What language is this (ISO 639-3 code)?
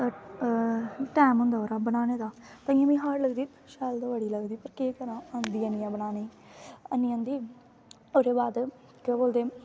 doi